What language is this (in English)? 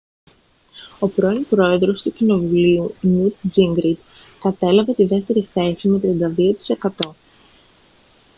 Greek